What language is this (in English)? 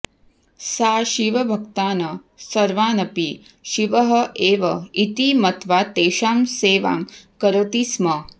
Sanskrit